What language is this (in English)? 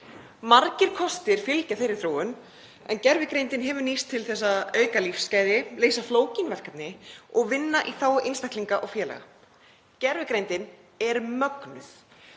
Icelandic